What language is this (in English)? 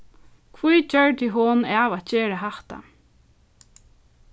Faroese